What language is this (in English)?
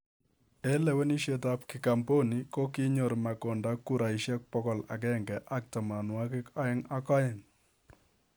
Kalenjin